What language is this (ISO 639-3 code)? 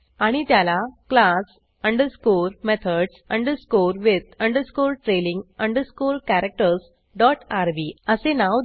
mar